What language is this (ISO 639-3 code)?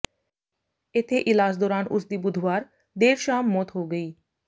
pan